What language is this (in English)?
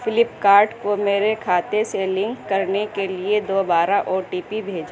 Urdu